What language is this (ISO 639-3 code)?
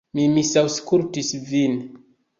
epo